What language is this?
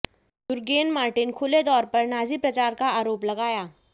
Hindi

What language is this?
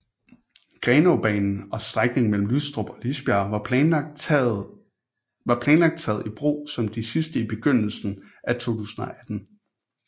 Danish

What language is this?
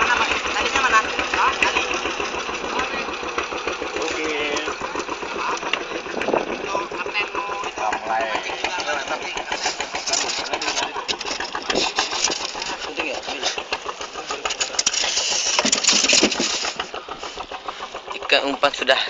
Indonesian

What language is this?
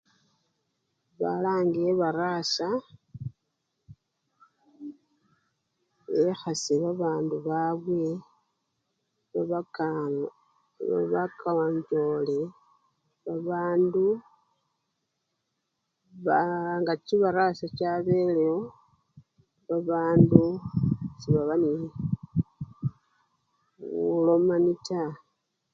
Luyia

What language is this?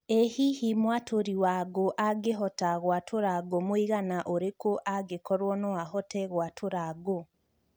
Kikuyu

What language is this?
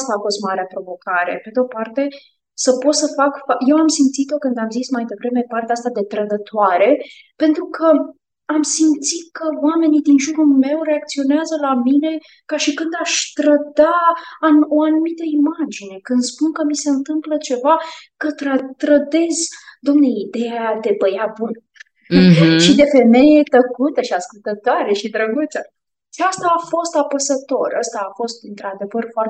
Romanian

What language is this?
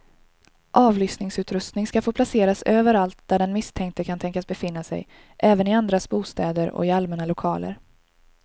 Swedish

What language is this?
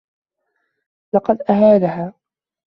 Arabic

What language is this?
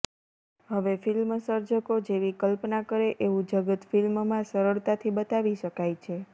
Gujarati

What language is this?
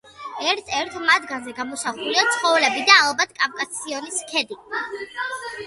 Georgian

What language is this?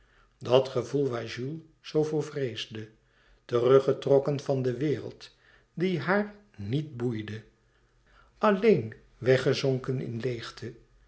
Dutch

